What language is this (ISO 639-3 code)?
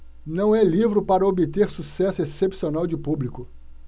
por